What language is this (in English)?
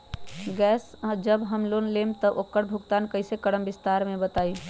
Magahi